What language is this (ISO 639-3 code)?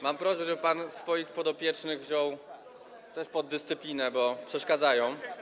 pol